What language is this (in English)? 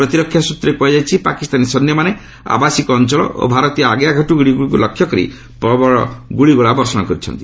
Odia